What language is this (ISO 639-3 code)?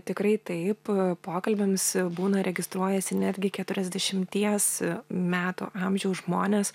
lit